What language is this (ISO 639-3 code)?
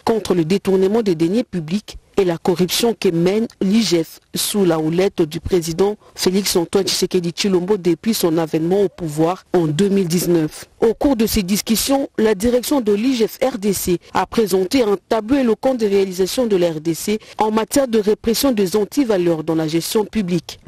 fra